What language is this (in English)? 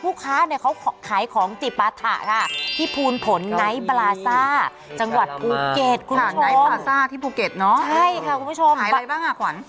Thai